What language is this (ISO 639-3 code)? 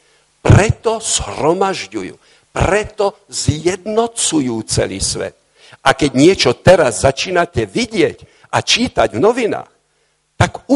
slk